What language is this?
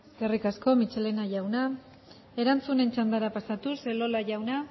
Basque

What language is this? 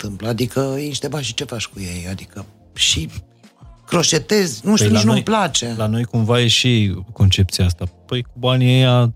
Romanian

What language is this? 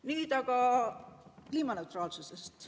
Estonian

